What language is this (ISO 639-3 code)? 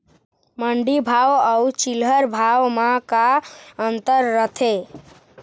hne